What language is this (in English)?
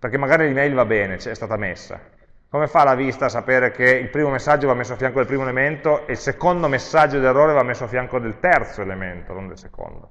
Italian